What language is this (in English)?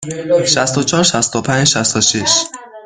Persian